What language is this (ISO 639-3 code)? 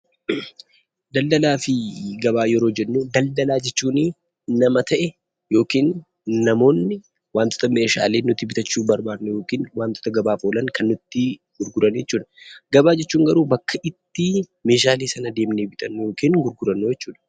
orm